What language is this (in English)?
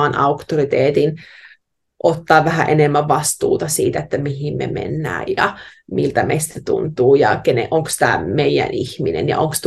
Finnish